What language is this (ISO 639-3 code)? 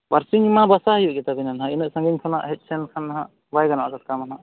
sat